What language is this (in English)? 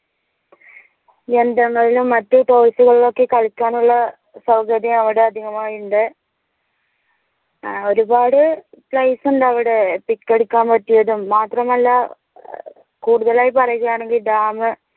Malayalam